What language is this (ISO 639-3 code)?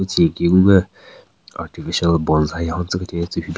nre